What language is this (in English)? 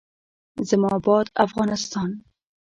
Pashto